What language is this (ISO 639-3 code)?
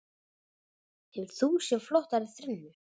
isl